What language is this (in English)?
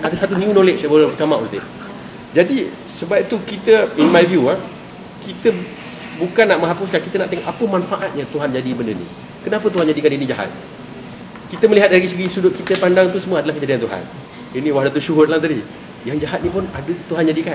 Malay